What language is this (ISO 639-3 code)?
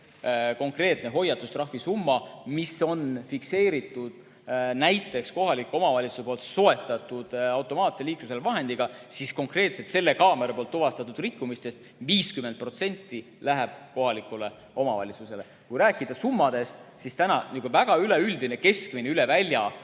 est